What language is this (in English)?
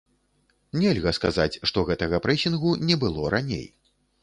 Belarusian